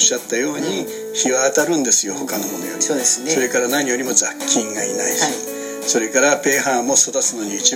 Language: Japanese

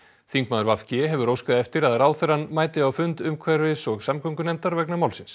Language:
Icelandic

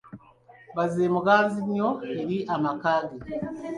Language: Ganda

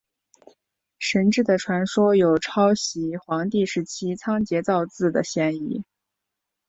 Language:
Chinese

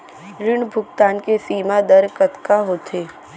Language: Chhattisgarhi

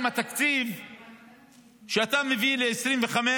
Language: Hebrew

